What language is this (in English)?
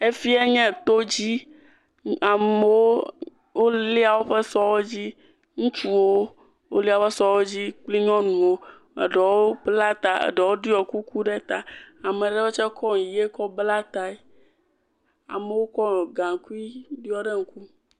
Ewe